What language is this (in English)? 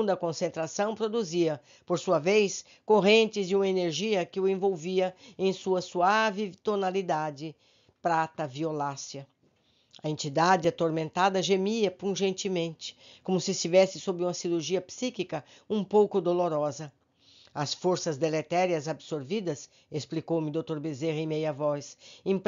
Portuguese